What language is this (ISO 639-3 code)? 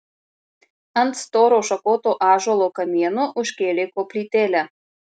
lit